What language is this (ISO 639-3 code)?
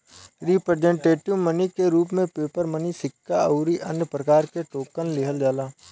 bho